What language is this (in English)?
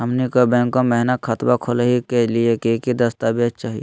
Magahi